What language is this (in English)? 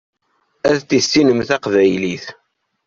Kabyle